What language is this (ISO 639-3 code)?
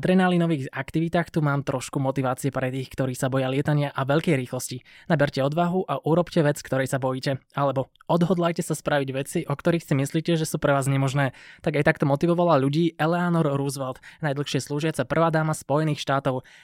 slk